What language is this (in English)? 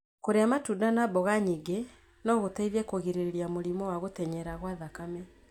Kikuyu